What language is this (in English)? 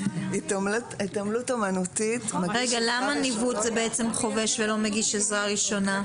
Hebrew